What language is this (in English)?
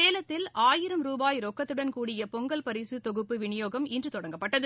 Tamil